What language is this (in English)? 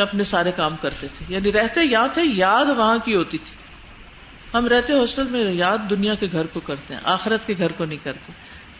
Urdu